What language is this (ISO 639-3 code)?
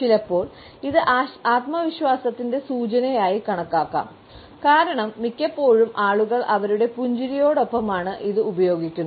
mal